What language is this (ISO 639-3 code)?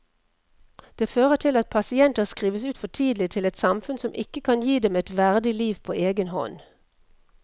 nor